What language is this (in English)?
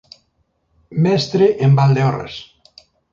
Galician